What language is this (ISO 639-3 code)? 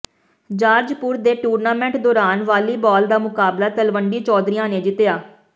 pan